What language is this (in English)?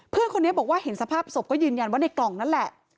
Thai